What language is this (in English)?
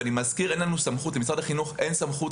Hebrew